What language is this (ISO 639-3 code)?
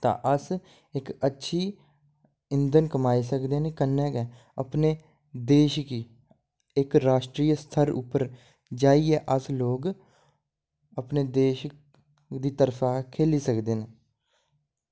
doi